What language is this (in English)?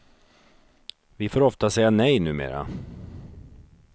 Swedish